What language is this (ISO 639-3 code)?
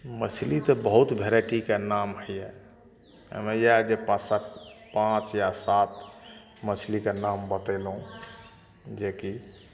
mai